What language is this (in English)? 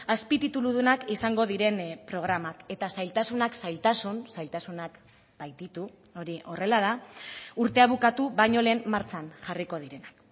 Basque